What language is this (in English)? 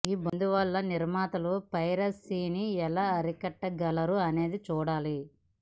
Telugu